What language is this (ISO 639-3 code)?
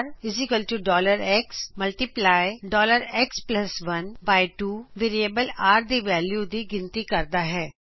pan